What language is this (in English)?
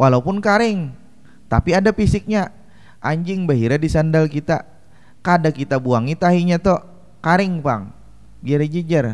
Indonesian